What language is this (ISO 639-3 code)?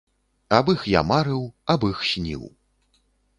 bel